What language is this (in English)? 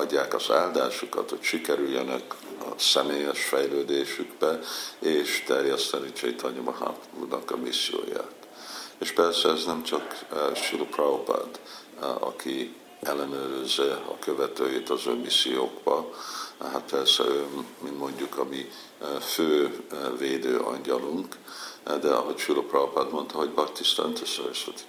Hungarian